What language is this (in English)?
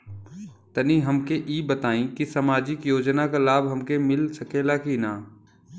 Bhojpuri